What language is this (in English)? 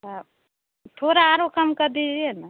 Hindi